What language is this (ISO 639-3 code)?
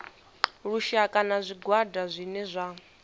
ven